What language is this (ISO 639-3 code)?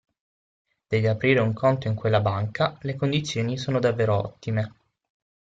ita